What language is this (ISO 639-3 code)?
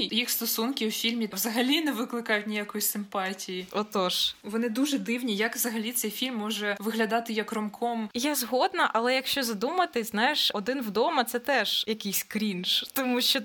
ukr